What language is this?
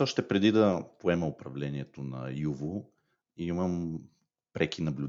Bulgarian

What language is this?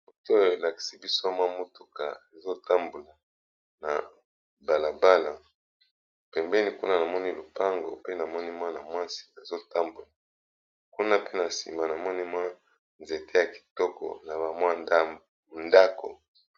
Lingala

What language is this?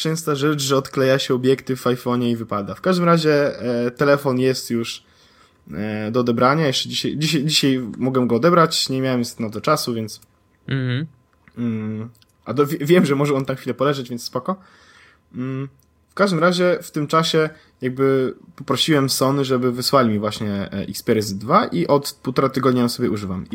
Polish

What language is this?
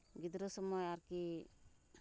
Santali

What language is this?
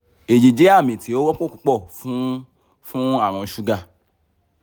Yoruba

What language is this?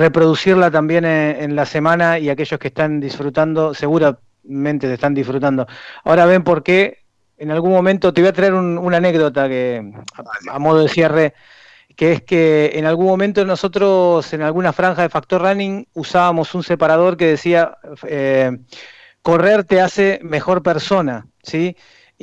Spanish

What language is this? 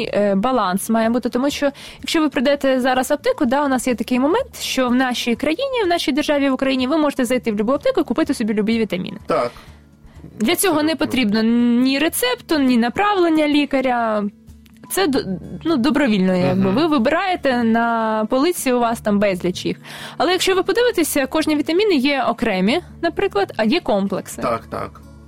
Ukrainian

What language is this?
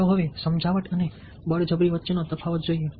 Gujarati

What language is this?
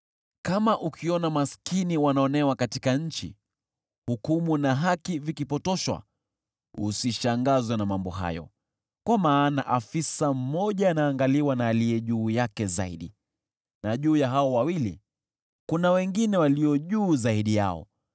Swahili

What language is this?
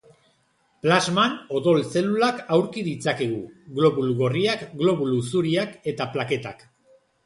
Basque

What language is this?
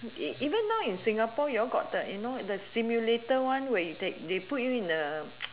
English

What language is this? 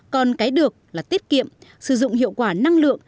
Vietnamese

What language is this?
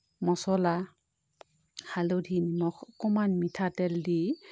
Assamese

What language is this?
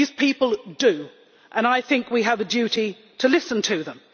English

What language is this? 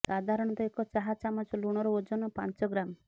Odia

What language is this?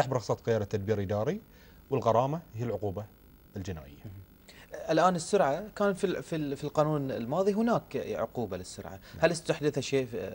Arabic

